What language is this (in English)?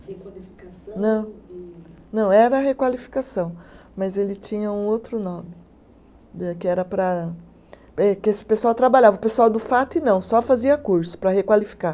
Portuguese